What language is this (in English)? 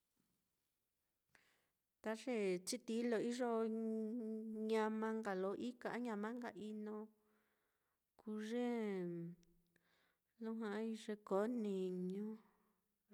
Mitlatongo Mixtec